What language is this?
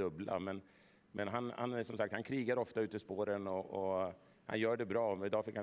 Swedish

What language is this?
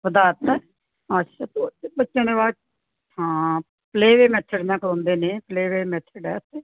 Punjabi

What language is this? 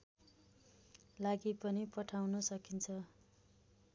Nepali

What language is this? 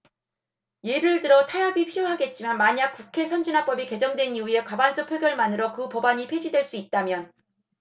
Korean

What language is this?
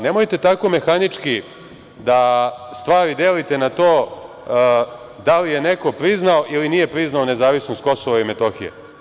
Serbian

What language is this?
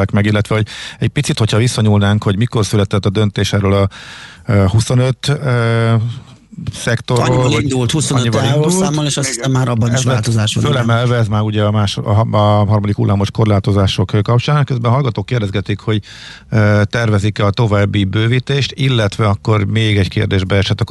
Hungarian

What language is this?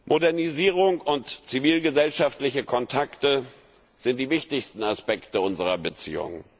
German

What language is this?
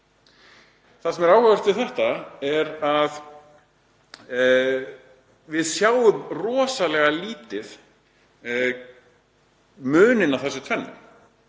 Icelandic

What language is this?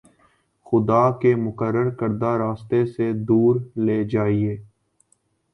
Urdu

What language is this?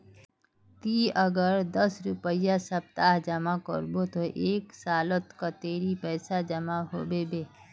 Magahi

